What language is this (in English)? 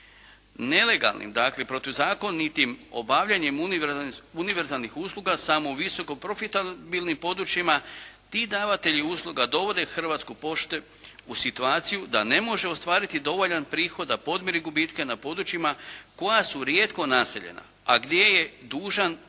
Croatian